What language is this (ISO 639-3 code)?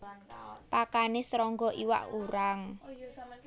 jav